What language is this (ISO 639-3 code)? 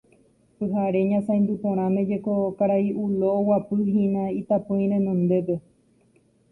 grn